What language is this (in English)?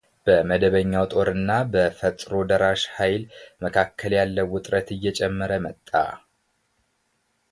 Amharic